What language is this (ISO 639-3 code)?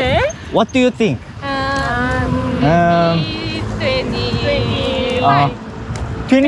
kor